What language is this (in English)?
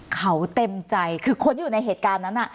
Thai